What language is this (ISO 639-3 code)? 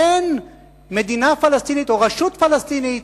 heb